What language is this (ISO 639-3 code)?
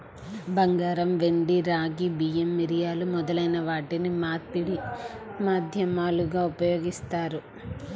tel